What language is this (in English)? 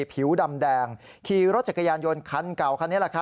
Thai